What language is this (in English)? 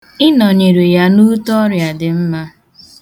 Igbo